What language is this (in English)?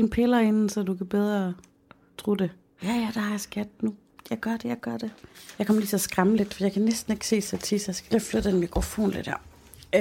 Danish